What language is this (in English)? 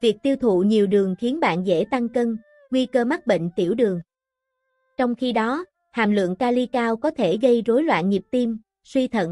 Vietnamese